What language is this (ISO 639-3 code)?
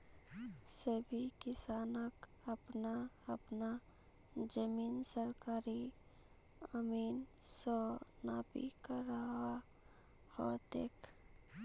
mag